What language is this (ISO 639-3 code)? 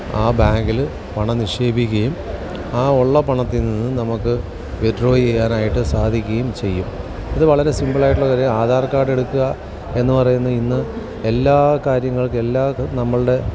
mal